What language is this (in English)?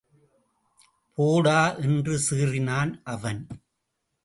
Tamil